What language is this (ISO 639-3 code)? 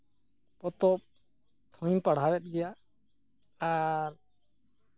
sat